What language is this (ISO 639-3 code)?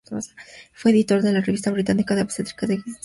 spa